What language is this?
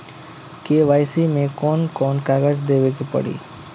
Bhojpuri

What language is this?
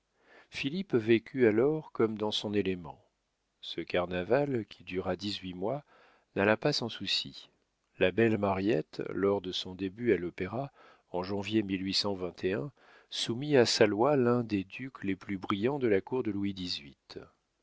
French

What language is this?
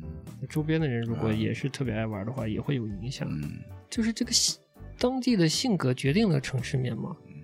Chinese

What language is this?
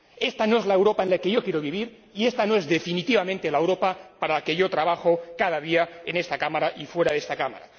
Spanish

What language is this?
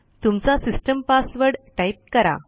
Marathi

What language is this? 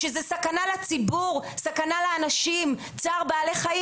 Hebrew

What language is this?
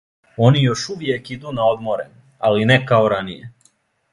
Serbian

